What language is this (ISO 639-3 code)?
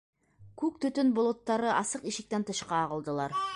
bak